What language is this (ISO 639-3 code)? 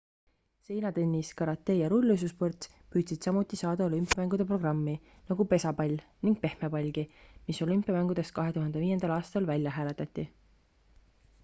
est